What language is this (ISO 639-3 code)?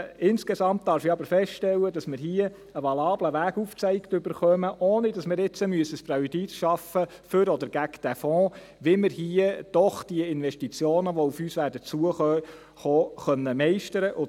gsw